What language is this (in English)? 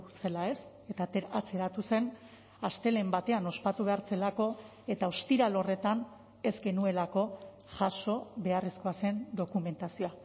Basque